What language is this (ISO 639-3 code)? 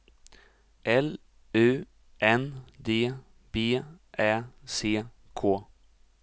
swe